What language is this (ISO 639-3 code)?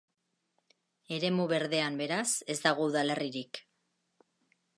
eus